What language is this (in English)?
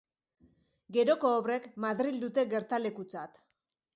Basque